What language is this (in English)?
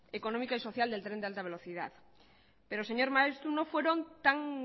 Spanish